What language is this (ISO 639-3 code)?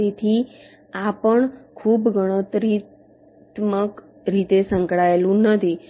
guj